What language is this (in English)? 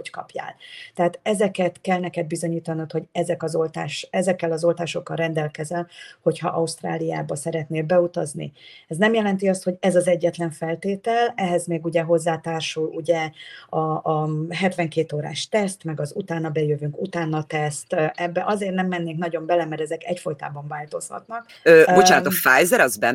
Hungarian